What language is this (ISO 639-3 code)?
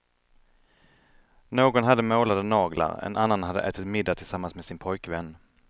swe